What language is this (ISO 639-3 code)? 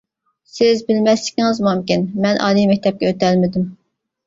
uig